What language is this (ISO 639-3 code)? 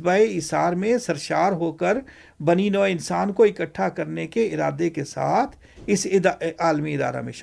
urd